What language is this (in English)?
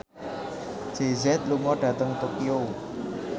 Javanese